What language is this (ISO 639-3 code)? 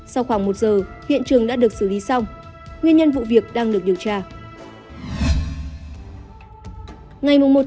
vie